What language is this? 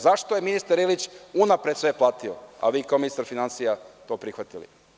Serbian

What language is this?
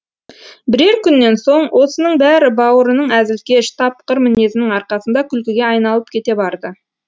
Kazakh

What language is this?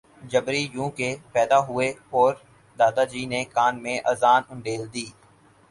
Urdu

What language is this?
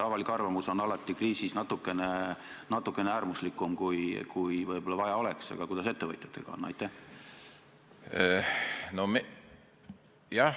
Estonian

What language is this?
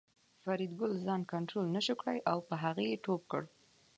Pashto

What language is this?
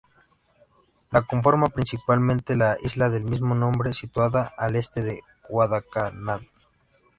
Spanish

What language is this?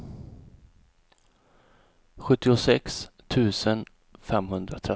Swedish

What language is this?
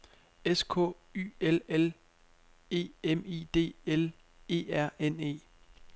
Danish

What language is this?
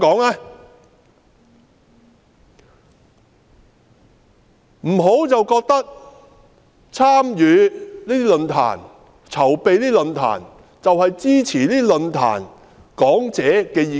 Cantonese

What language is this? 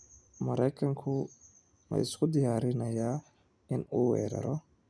Somali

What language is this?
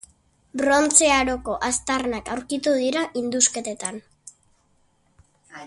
Basque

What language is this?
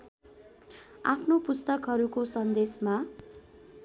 Nepali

